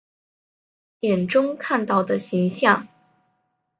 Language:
Chinese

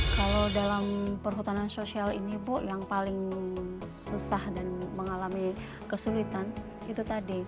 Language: Indonesian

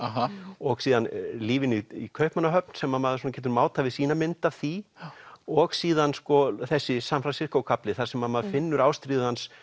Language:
Icelandic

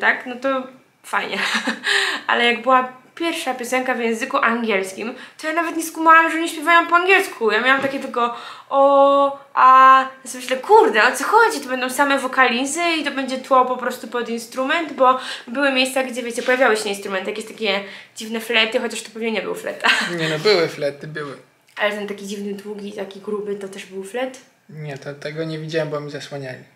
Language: Polish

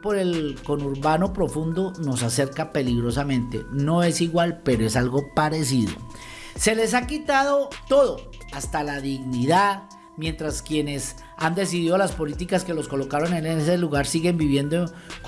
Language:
Spanish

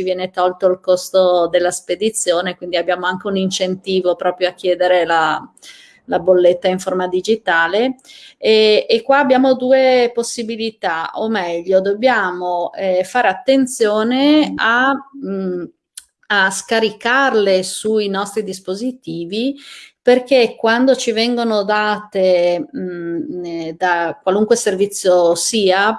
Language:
Italian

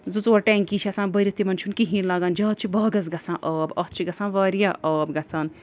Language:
Kashmiri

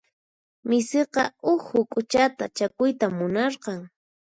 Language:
Puno Quechua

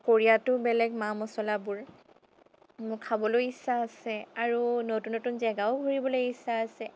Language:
Assamese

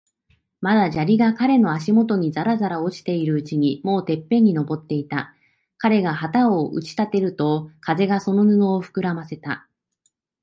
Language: Japanese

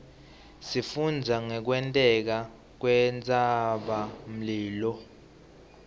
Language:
Swati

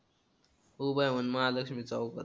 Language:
Marathi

